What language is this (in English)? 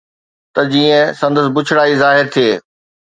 Sindhi